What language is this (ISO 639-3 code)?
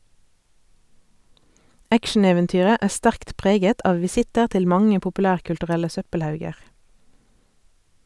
nor